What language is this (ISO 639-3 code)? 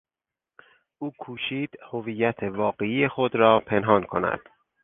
fas